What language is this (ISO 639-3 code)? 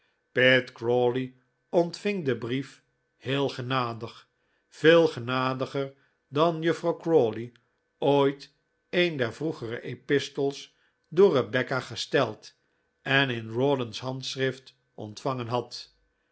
nld